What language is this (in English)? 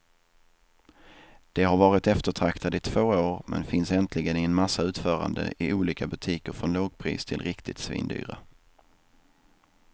Swedish